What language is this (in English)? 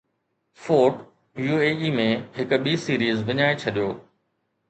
Sindhi